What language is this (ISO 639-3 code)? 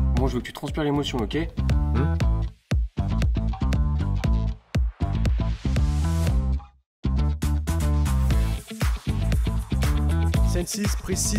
fra